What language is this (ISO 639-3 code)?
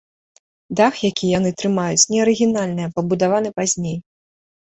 bel